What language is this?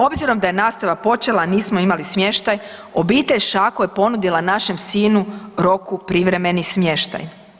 Croatian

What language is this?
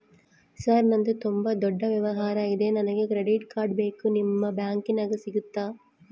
Kannada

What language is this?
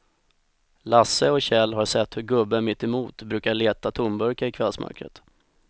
Swedish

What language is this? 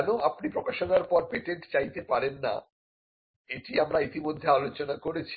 Bangla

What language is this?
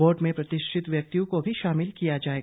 Hindi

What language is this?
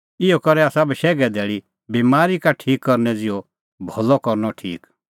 Kullu Pahari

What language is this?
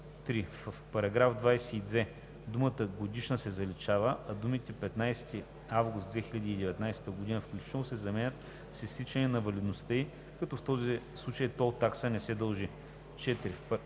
Bulgarian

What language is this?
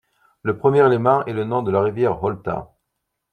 French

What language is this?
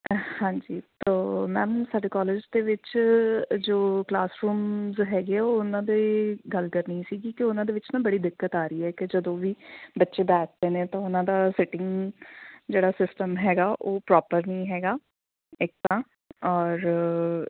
Punjabi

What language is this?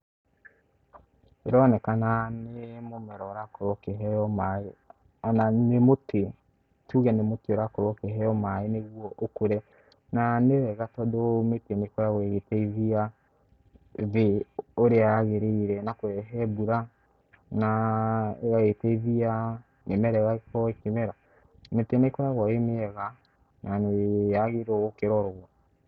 Kikuyu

